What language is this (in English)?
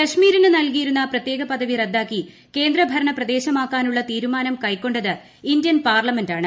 Malayalam